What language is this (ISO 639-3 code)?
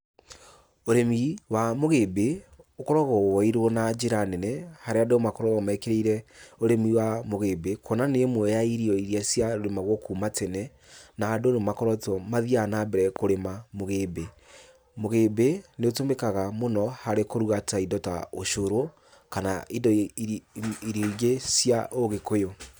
kik